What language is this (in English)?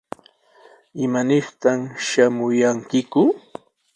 Sihuas Ancash Quechua